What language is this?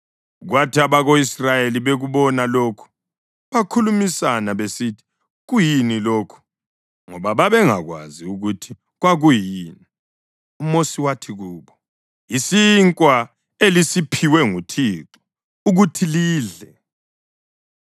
North Ndebele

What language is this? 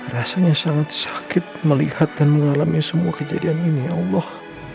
Indonesian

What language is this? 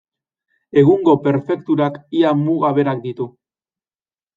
Basque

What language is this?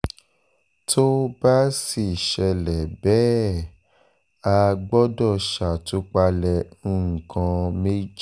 Yoruba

